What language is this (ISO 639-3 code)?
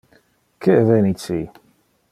ina